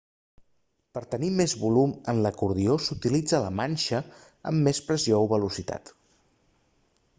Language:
Catalan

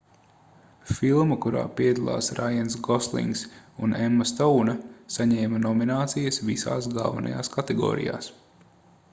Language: Latvian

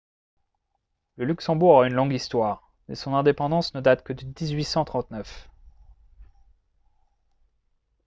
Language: French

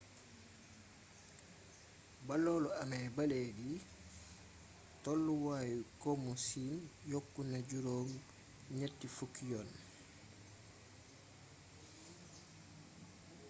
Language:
Wolof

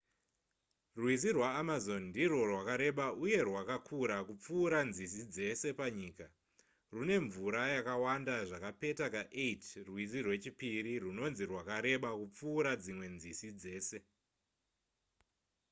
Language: Shona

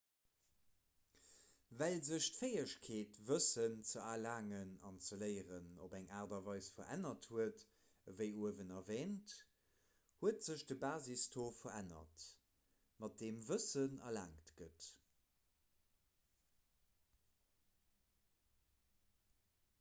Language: Luxembourgish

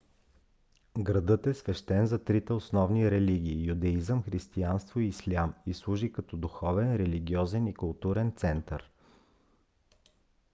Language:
Bulgarian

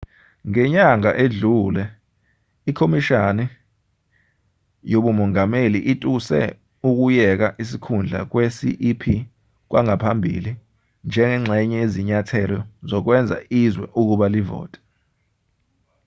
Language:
Zulu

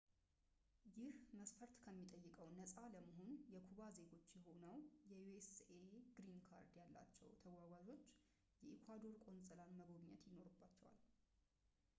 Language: Amharic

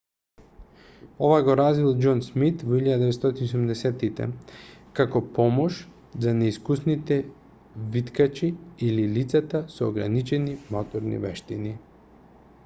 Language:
Macedonian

